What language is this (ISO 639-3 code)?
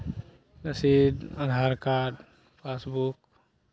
mai